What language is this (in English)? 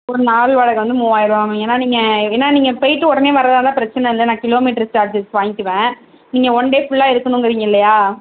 Tamil